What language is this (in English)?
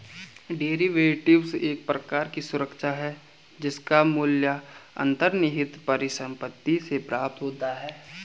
Hindi